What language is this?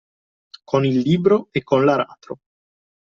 Italian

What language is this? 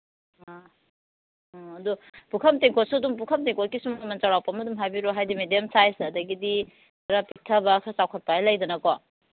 Manipuri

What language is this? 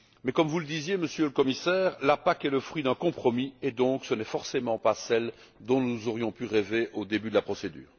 French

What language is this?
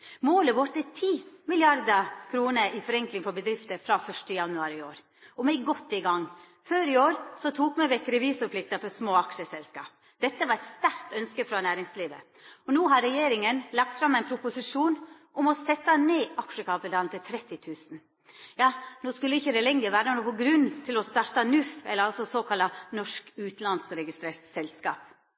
Norwegian Nynorsk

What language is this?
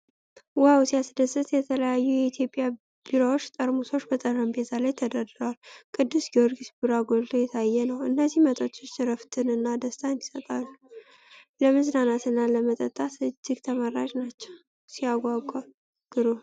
Amharic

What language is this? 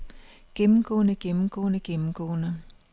Danish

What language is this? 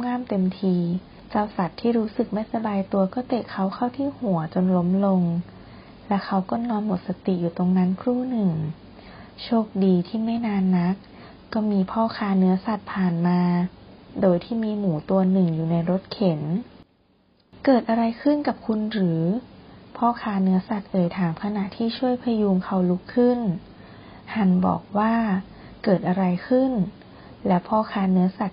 Thai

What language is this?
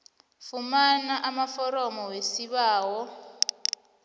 South Ndebele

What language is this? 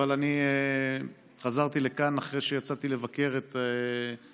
Hebrew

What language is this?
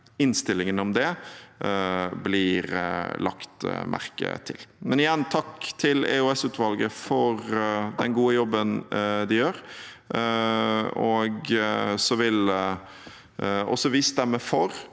Norwegian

